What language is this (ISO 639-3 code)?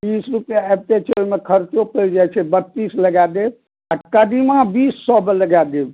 mai